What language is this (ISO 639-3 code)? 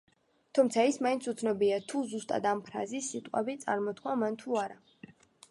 kat